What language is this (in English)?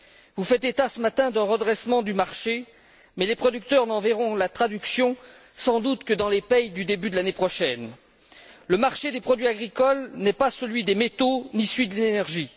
French